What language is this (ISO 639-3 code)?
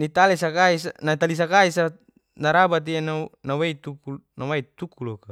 ges